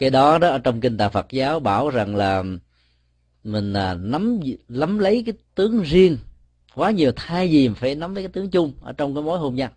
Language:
Vietnamese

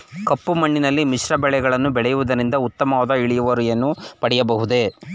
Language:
Kannada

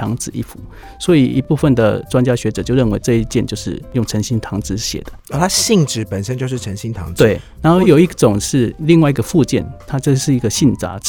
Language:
Chinese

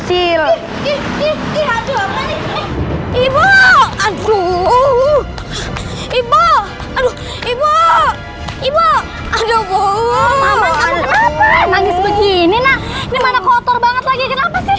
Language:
Indonesian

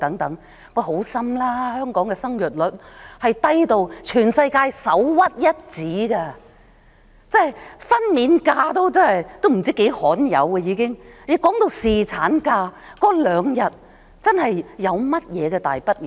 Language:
Cantonese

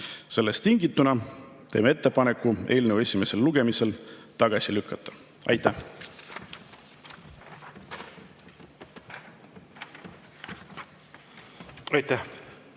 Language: Estonian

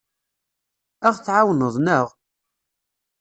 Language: Kabyle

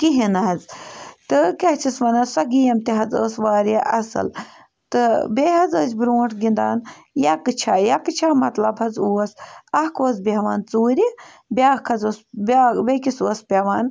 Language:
Kashmiri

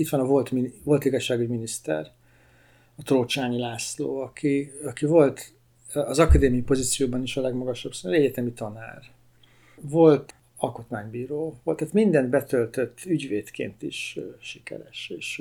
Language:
Hungarian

